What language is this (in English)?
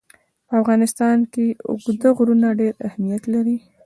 Pashto